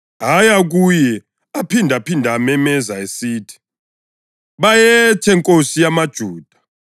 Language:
North Ndebele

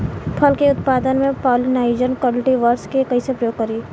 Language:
Bhojpuri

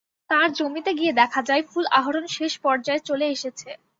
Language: Bangla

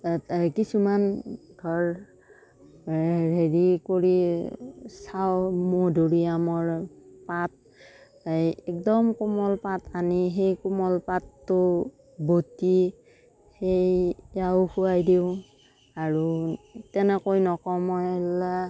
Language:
Assamese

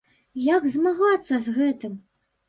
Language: Belarusian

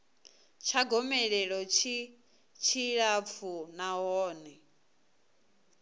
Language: Venda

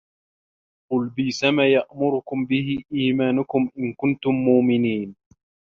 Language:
Arabic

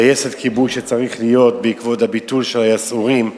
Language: Hebrew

